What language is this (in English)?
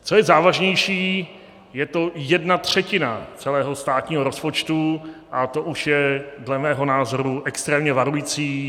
Czech